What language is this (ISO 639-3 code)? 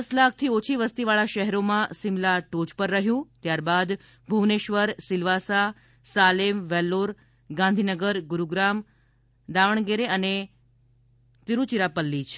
guj